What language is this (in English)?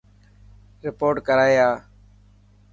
Dhatki